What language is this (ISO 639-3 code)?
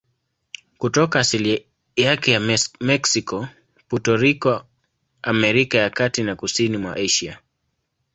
swa